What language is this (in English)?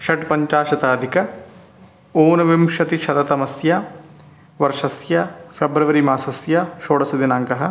Sanskrit